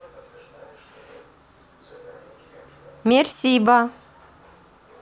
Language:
Russian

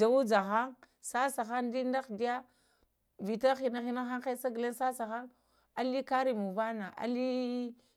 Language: Lamang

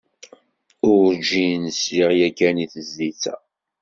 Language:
Kabyle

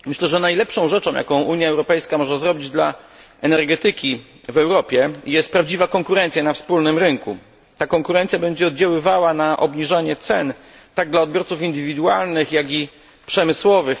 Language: Polish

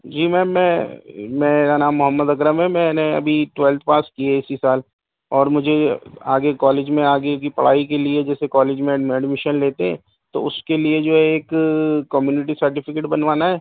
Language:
Urdu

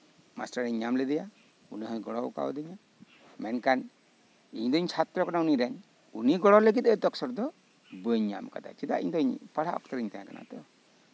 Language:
Santali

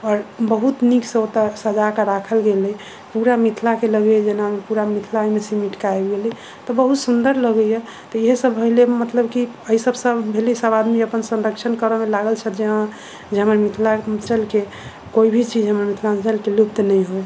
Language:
Maithili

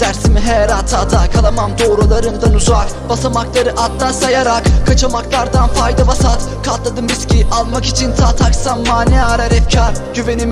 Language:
Turkish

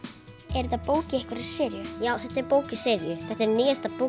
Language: Icelandic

